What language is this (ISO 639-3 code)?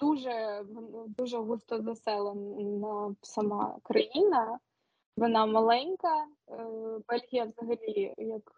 ukr